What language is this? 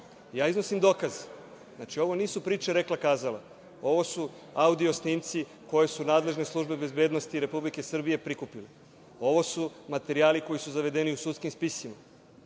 Serbian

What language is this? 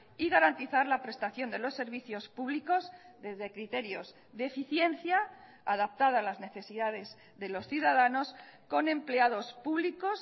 Spanish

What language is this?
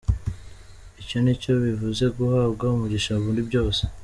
Kinyarwanda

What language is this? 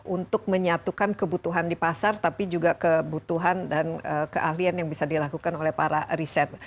Indonesian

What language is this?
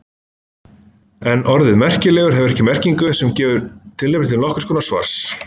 Icelandic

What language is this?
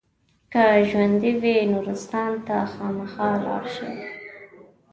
Pashto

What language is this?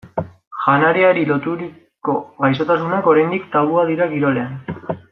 Basque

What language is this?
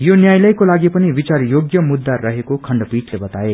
Nepali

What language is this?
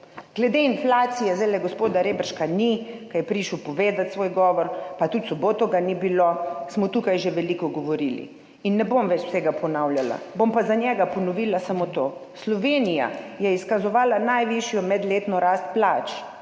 Slovenian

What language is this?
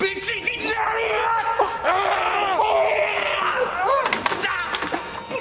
Welsh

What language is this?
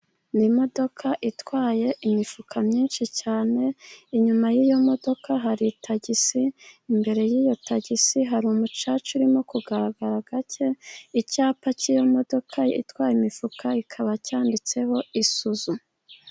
Kinyarwanda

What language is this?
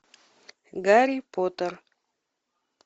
Russian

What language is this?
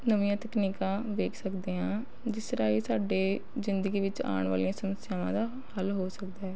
Punjabi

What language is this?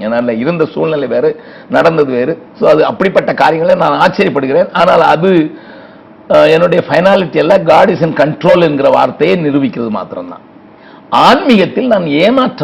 Tamil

